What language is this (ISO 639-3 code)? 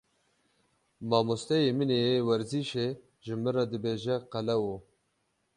kur